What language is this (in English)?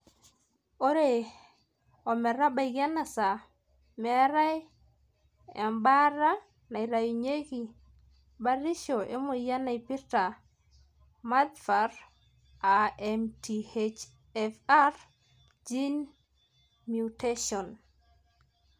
Masai